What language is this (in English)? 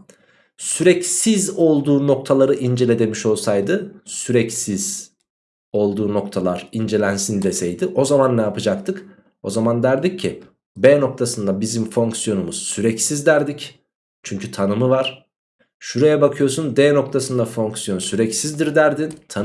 Turkish